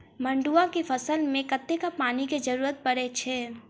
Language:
Maithili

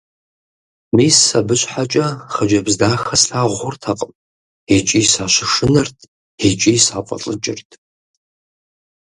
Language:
Kabardian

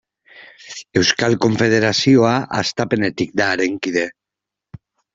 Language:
Basque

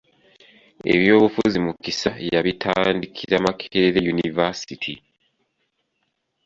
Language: Ganda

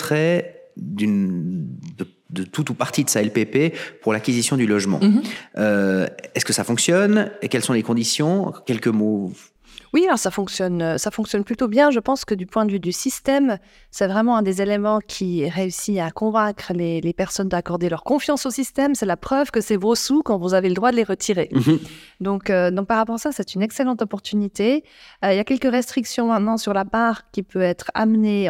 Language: French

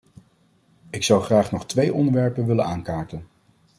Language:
Dutch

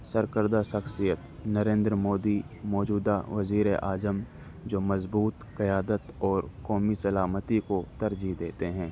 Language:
Urdu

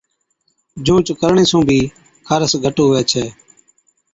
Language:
Od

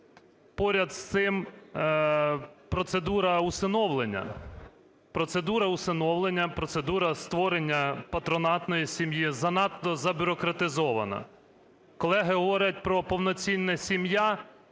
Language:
Ukrainian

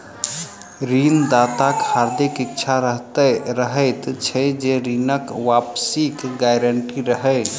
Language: Maithili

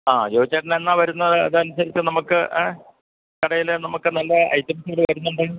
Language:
Malayalam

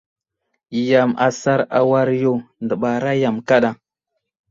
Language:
Wuzlam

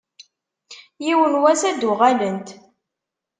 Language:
Kabyle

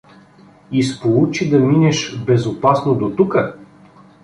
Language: Bulgarian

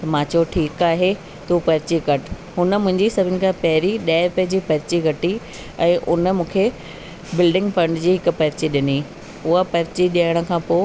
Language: Sindhi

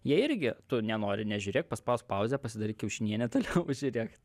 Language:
Lithuanian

